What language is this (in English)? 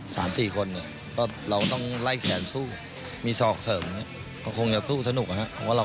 Thai